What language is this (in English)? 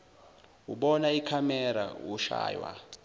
Zulu